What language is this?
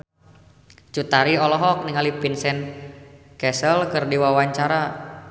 Sundanese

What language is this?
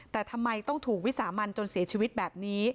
Thai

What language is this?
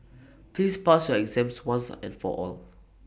English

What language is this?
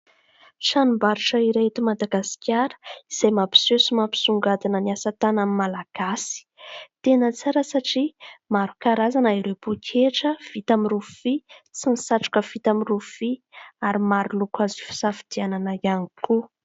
Malagasy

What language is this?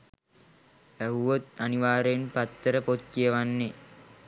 Sinhala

